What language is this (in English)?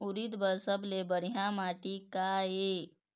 Chhattisgarhi